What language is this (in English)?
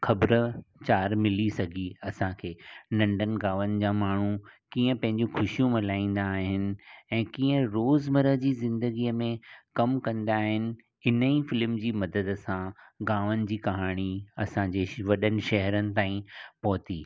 Sindhi